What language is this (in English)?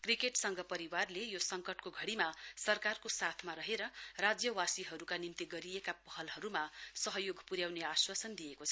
Nepali